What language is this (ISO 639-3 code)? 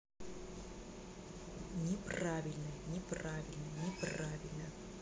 rus